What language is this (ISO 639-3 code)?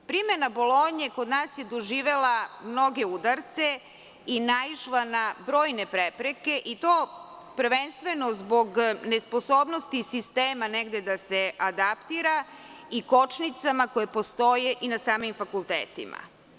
srp